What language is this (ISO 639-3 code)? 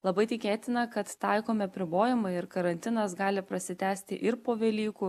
lit